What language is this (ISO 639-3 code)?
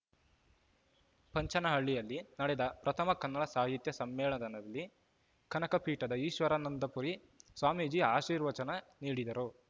kan